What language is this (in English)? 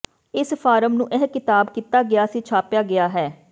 Punjabi